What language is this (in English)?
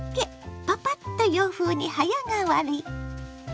Japanese